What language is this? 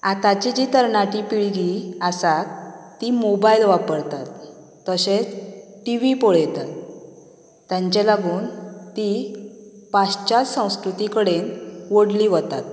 Konkani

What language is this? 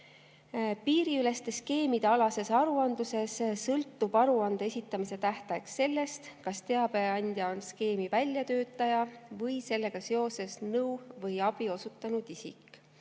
Estonian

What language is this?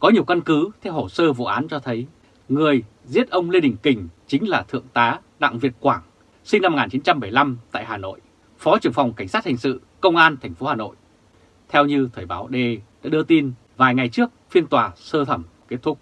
Vietnamese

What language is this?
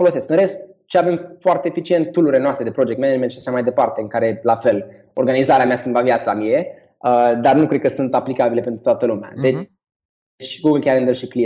Romanian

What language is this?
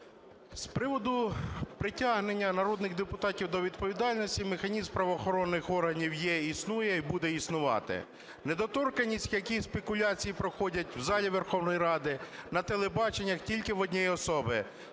Ukrainian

